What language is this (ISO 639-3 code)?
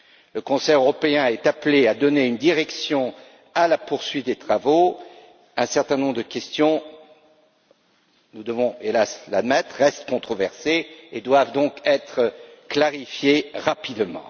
fra